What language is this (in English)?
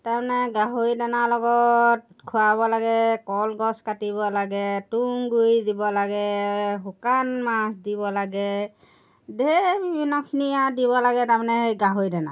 Assamese